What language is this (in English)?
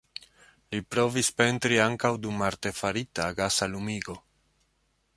Esperanto